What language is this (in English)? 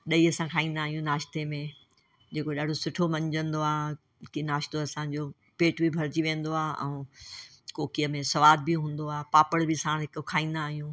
Sindhi